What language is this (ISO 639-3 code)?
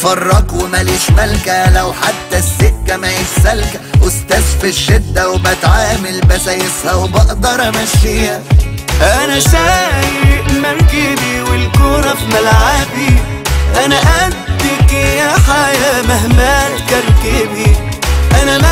ara